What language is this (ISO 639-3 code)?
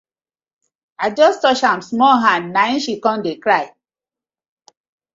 pcm